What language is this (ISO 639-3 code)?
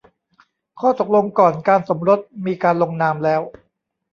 tha